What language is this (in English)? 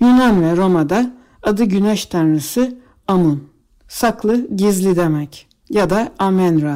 Turkish